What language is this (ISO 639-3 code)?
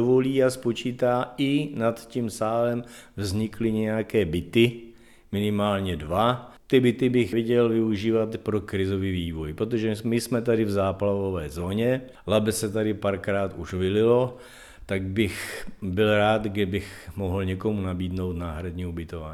ces